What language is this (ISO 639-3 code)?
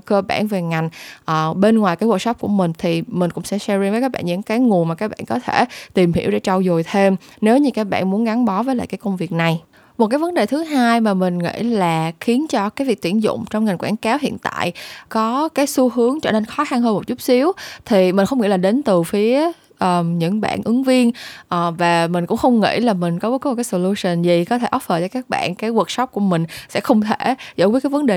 vie